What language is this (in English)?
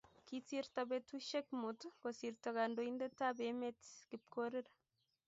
Kalenjin